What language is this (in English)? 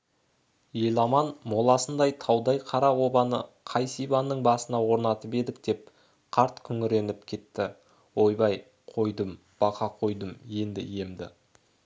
Kazakh